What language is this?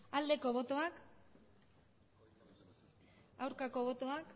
Basque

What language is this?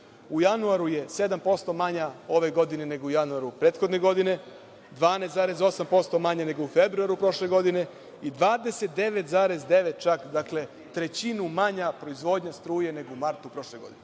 Serbian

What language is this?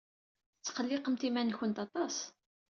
Kabyle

